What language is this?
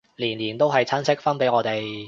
Cantonese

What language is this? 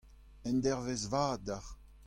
Breton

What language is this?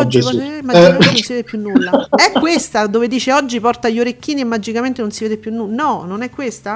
Italian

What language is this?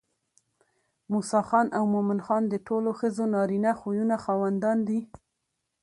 Pashto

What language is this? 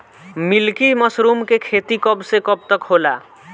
Bhojpuri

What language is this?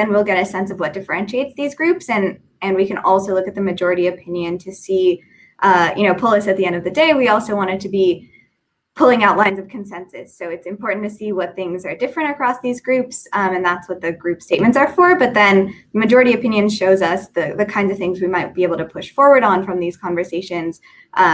English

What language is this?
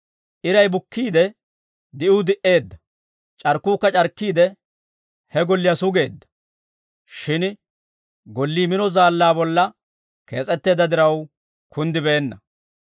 Dawro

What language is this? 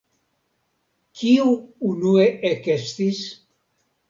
Esperanto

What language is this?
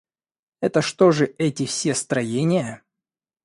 Russian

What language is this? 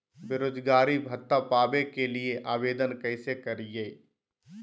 Magahi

